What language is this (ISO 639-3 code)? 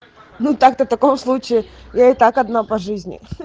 rus